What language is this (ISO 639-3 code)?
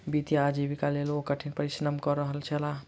mai